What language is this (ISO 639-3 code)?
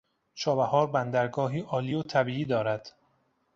fas